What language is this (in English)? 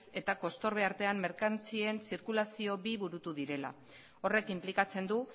Basque